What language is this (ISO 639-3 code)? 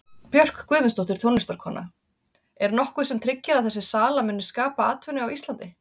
isl